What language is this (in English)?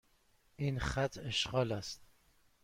Persian